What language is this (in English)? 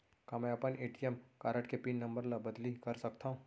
Chhattisgarhi